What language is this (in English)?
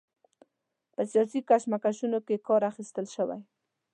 Pashto